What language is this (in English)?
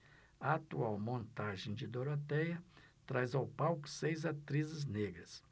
Portuguese